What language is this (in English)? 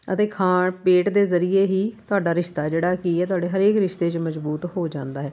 Punjabi